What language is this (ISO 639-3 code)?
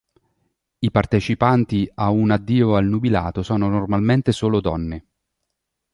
ita